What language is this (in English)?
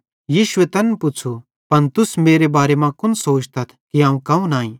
Bhadrawahi